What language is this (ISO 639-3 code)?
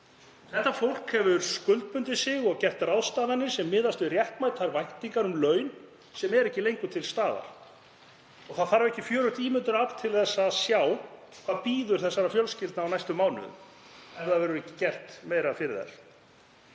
isl